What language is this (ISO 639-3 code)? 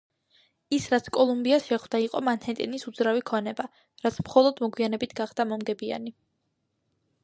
kat